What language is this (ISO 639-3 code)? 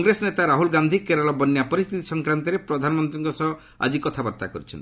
ori